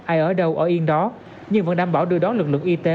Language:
Vietnamese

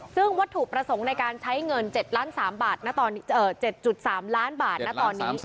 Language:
Thai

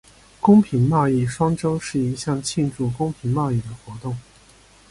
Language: Chinese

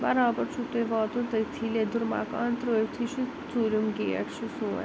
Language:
Kashmiri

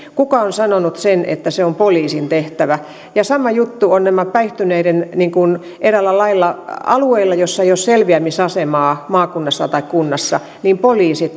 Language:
Finnish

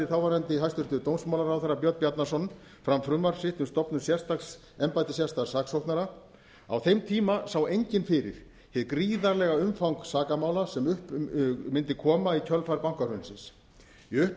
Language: Icelandic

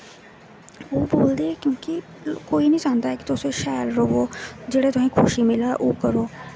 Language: Dogri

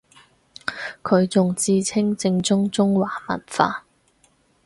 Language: Cantonese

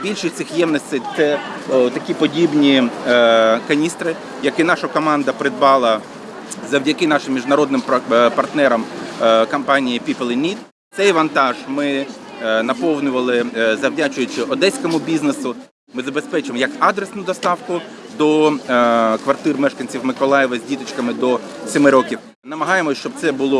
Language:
Ukrainian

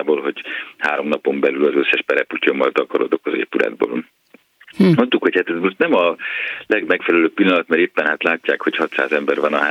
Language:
Hungarian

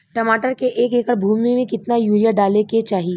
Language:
Bhojpuri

